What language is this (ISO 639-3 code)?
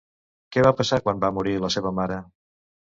cat